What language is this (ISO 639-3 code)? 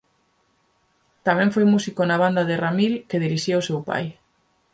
glg